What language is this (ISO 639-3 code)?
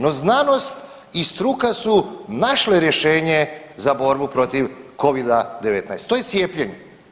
hrv